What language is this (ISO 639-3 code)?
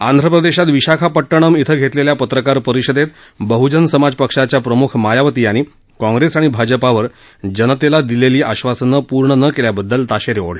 mar